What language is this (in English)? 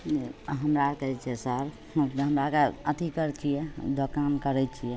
Maithili